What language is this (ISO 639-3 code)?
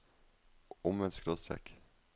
nor